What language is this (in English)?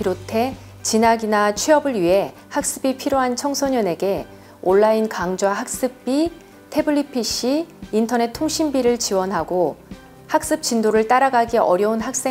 Korean